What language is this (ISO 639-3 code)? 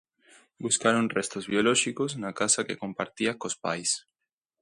glg